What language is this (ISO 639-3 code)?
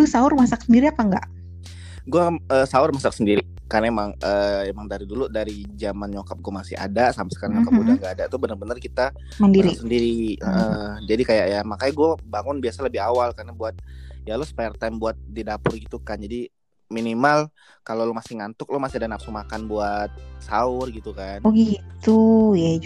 ind